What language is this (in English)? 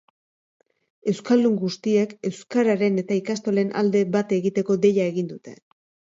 Basque